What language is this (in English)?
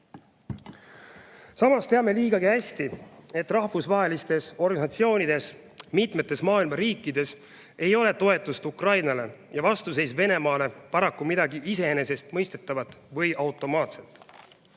Estonian